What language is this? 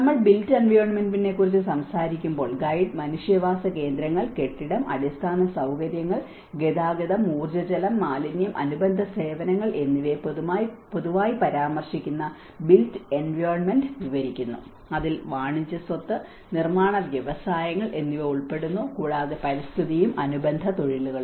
Malayalam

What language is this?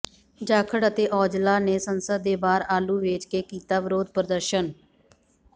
Punjabi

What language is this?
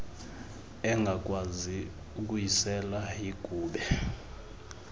Xhosa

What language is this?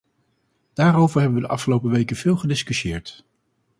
Dutch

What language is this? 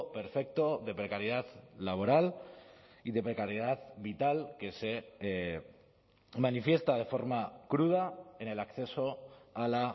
Spanish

